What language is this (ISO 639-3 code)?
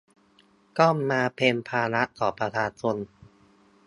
tha